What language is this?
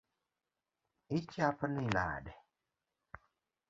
Luo (Kenya and Tanzania)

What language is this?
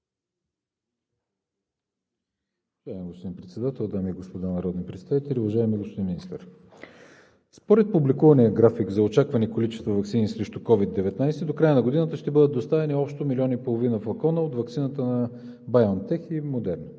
Bulgarian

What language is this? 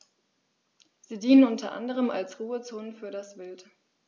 German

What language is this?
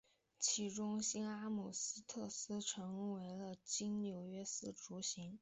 Chinese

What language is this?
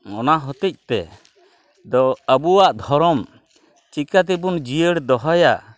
Santali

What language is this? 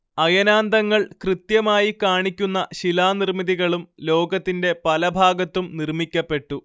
Malayalam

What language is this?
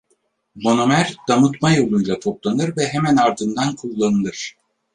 Turkish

